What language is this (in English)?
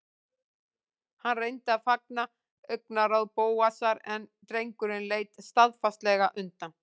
Icelandic